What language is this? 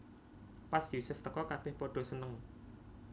Javanese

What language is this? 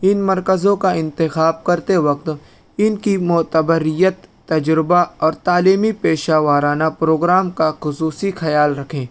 Urdu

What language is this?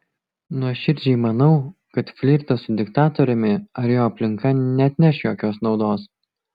Lithuanian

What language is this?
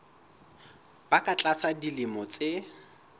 Southern Sotho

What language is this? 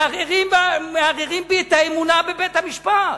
Hebrew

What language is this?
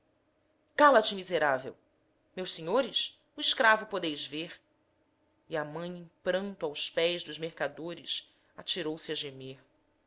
Portuguese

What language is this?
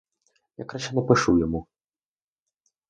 Ukrainian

